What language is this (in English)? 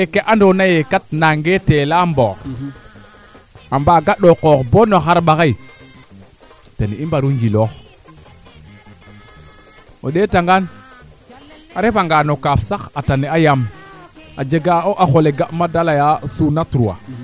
Serer